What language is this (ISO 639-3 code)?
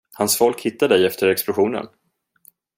swe